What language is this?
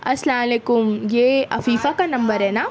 Urdu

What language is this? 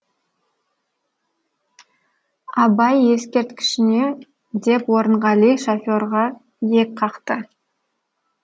Kazakh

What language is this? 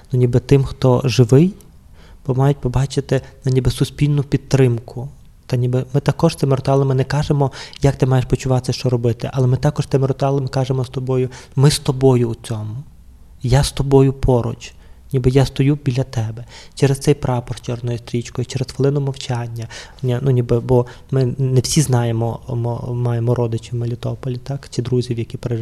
Ukrainian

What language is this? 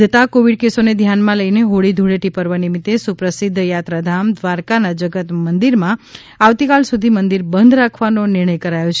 Gujarati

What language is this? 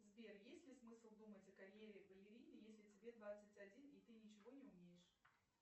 Russian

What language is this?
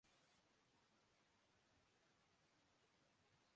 Urdu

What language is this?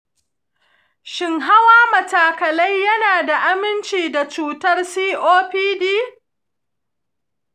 Hausa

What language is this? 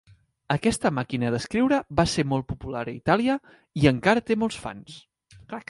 Catalan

